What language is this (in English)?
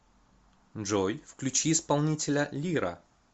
Russian